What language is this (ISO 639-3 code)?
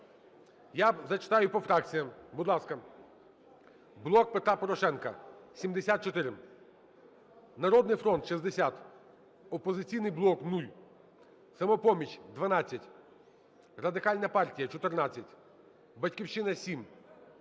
ukr